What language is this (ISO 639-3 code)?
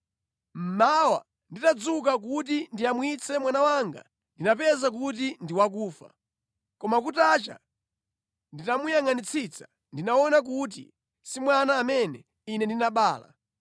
nya